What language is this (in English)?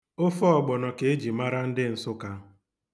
Igbo